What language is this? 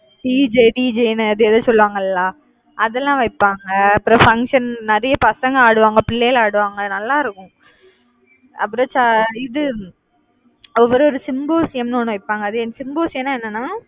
Tamil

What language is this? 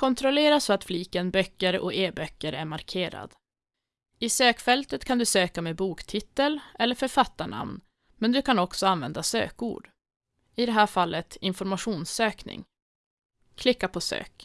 Swedish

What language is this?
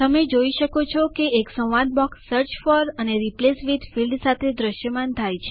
Gujarati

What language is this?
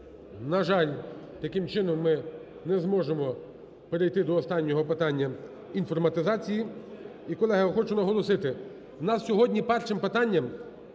Ukrainian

